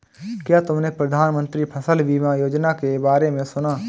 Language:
Hindi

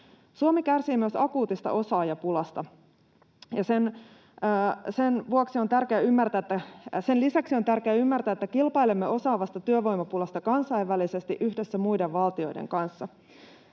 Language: Finnish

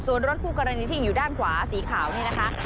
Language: Thai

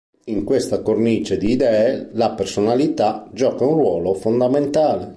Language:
Italian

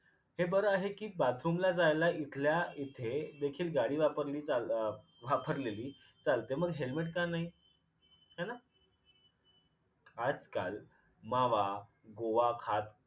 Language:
Marathi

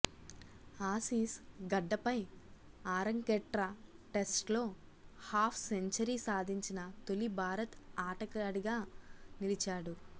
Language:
Telugu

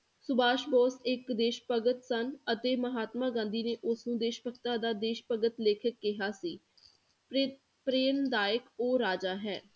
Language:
Punjabi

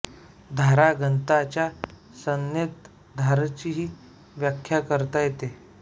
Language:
Marathi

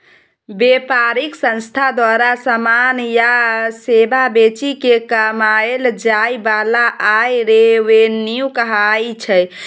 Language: Maithili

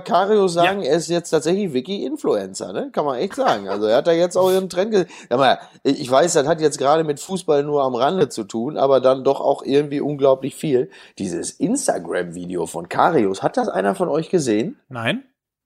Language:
German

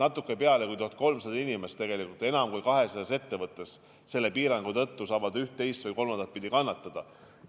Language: Estonian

